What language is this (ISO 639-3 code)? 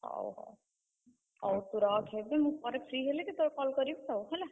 ori